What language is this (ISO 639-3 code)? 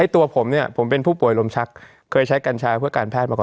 tha